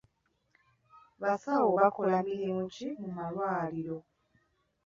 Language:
Ganda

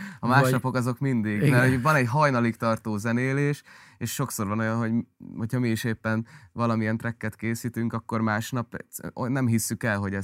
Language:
Hungarian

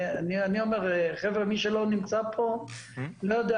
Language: Hebrew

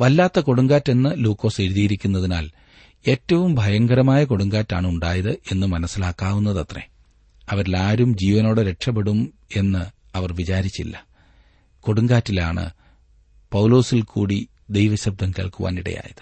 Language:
Malayalam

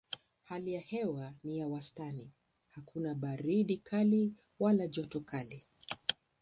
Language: Swahili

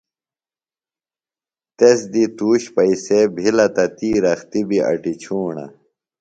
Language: Phalura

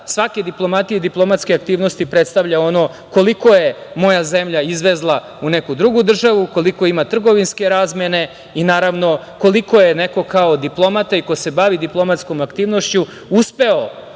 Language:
Serbian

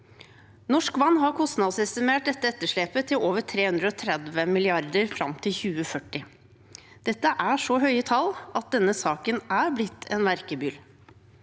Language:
Norwegian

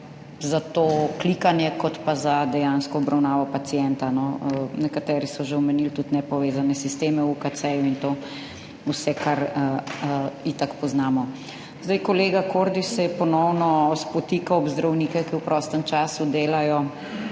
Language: Slovenian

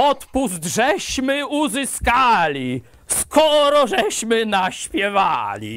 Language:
Polish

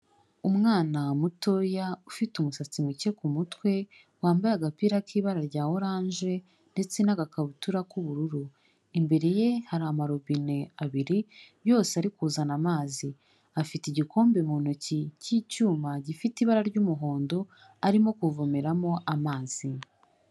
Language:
Kinyarwanda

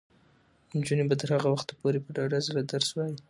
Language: Pashto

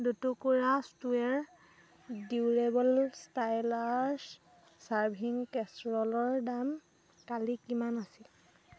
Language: Assamese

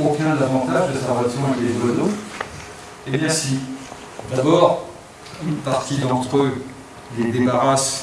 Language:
French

